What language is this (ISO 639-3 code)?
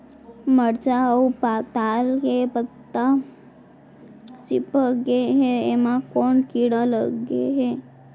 hne